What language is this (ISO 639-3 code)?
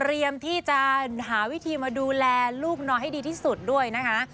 tha